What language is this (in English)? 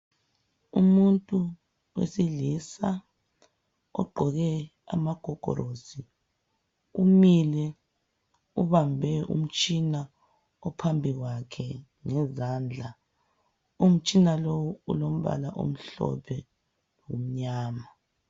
North Ndebele